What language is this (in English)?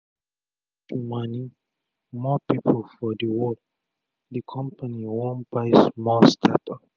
Nigerian Pidgin